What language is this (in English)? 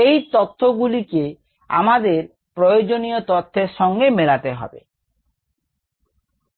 Bangla